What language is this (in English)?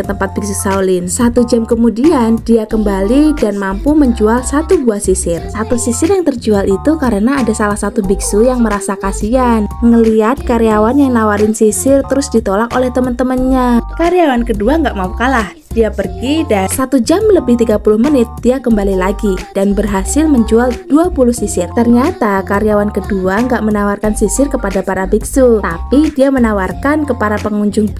Indonesian